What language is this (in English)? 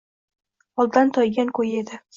Uzbek